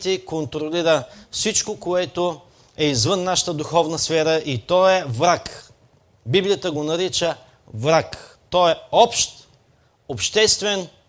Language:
Bulgarian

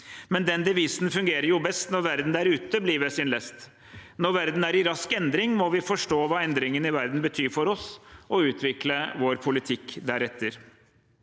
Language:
Norwegian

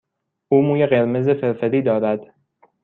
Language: Persian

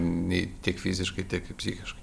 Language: Lithuanian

